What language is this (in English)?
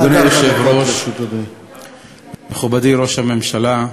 Hebrew